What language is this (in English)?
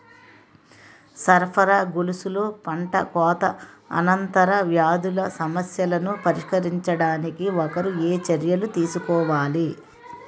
Telugu